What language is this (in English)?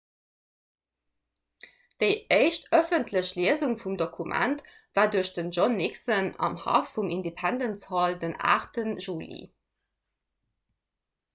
Luxembourgish